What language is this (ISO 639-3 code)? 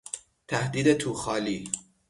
fas